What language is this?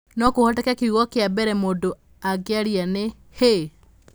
Kikuyu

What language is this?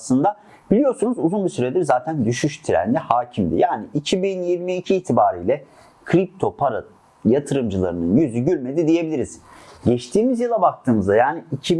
Turkish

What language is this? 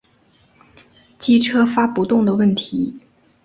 Chinese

